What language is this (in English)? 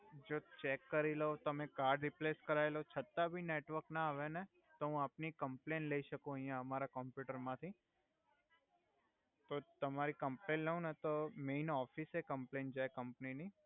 Gujarati